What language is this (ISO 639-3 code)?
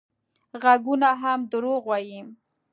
pus